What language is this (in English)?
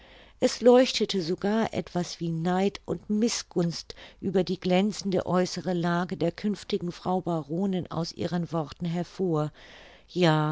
German